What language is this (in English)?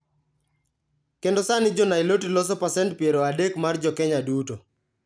Luo (Kenya and Tanzania)